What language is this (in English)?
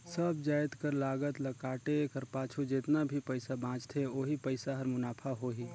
Chhattisgarhi